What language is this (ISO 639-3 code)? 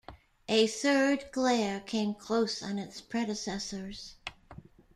eng